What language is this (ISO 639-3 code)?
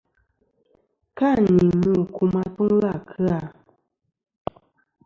bkm